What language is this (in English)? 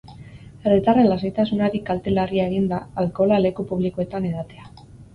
Basque